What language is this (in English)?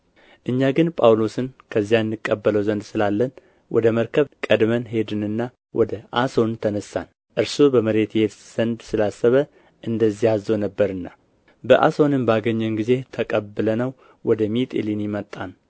Amharic